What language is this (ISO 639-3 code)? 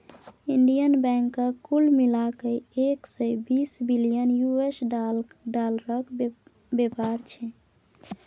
mai